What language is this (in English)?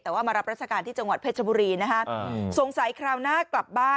Thai